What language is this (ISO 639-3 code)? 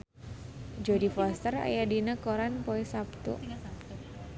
sun